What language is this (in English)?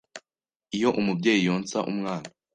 Kinyarwanda